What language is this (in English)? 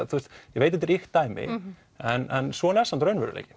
Icelandic